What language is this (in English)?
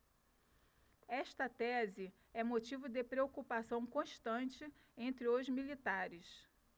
Portuguese